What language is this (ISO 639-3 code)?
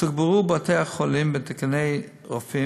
heb